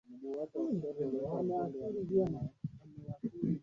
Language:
Swahili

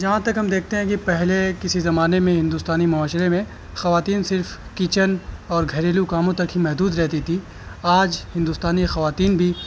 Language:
Urdu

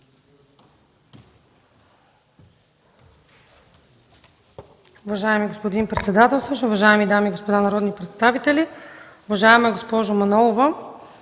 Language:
Bulgarian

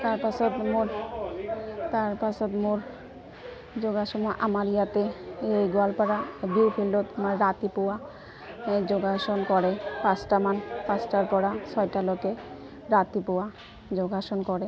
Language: Assamese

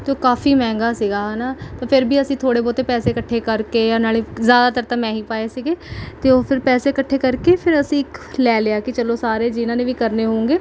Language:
Punjabi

